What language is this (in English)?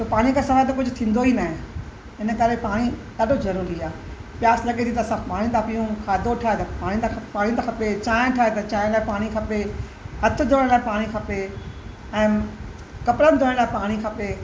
Sindhi